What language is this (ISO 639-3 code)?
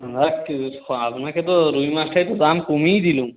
ben